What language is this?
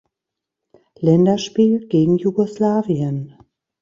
German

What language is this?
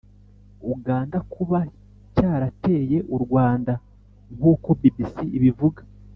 Kinyarwanda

